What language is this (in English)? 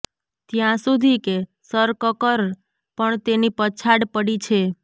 Gujarati